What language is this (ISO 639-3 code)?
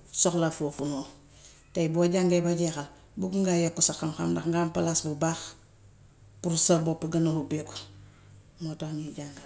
wof